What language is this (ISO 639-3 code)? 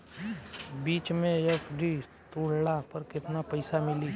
bho